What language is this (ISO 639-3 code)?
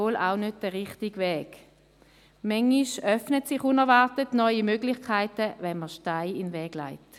gsw